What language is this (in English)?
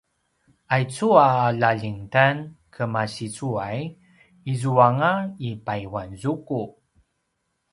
Paiwan